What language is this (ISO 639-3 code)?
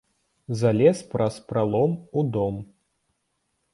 bel